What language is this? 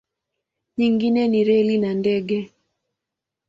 Swahili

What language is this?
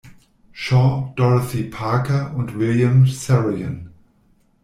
German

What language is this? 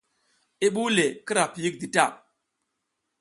South Giziga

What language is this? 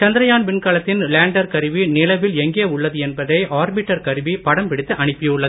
Tamil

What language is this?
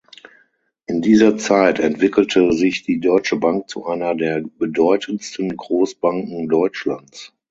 German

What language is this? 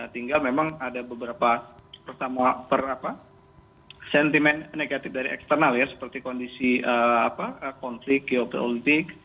Indonesian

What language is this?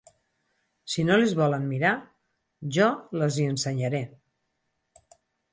Catalan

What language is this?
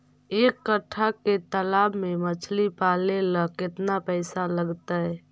Magahi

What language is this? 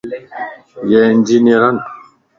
Lasi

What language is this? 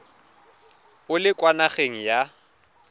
Tswana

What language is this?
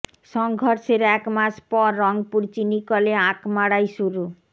Bangla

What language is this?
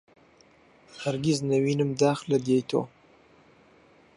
Central Kurdish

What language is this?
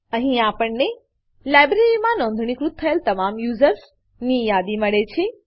Gujarati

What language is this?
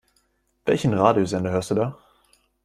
German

